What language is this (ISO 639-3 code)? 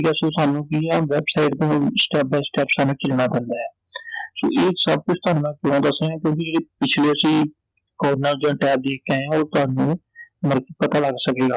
pan